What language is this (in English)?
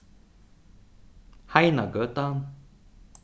Faroese